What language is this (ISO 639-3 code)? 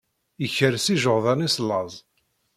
kab